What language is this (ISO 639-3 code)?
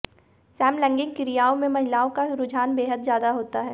hin